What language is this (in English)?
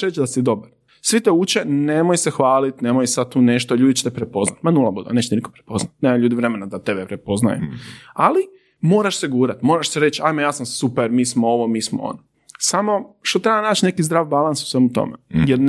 Croatian